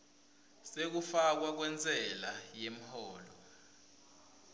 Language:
Swati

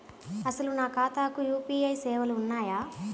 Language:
Telugu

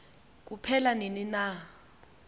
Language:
Xhosa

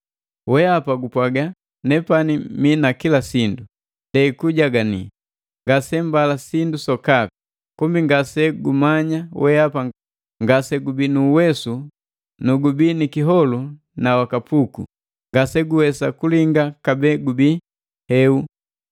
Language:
Matengo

